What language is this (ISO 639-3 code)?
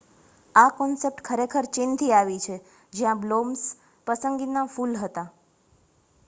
guj